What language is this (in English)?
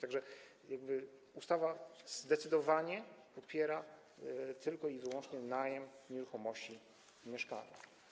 Polish